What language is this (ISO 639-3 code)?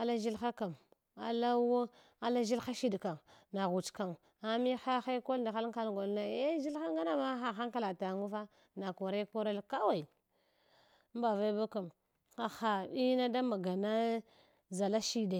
hwo